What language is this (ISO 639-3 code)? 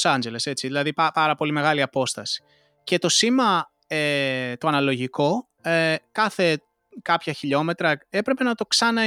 ell